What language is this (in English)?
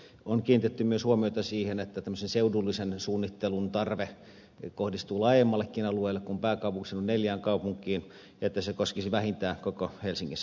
Finnish